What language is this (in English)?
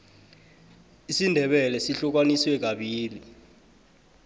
South Ndebele